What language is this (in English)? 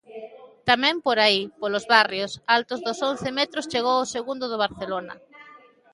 Galician